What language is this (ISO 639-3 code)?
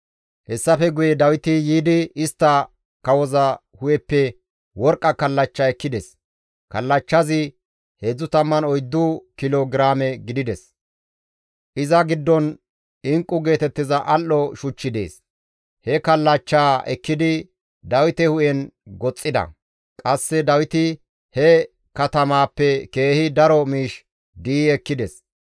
gmv